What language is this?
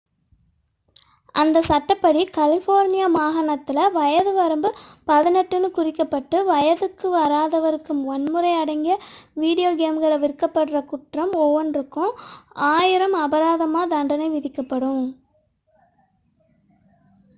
Tamil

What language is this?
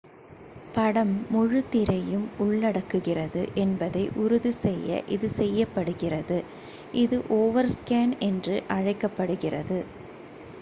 Tamil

